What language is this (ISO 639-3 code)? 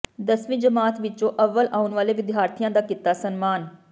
pan